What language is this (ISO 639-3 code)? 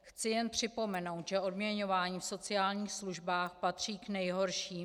ces